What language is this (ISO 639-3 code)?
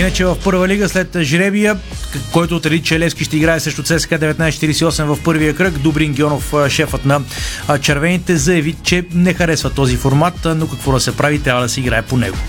bul